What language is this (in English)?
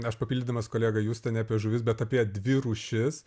Lithuanian